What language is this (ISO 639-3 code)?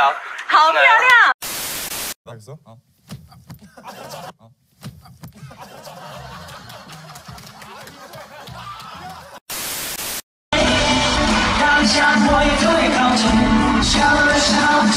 kor